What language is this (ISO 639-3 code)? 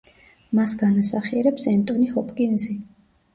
kat